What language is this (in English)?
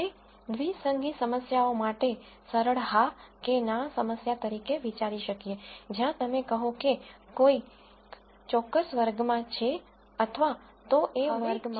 Gujarati